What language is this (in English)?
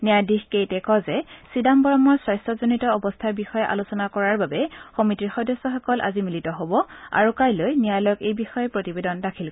Assamese